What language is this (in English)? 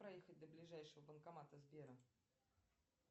Russian